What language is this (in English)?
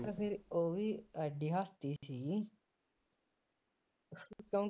Punjabi